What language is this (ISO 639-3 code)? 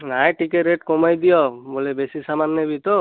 ori